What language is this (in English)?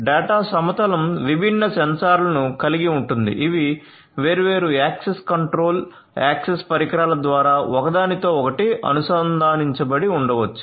Telugu